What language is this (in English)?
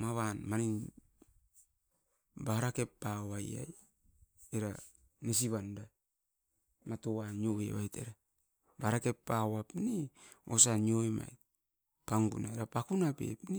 Askopan